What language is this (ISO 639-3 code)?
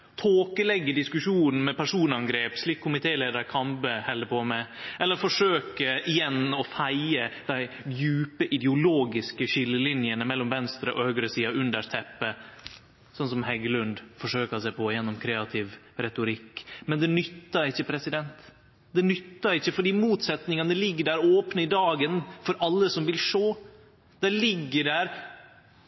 nno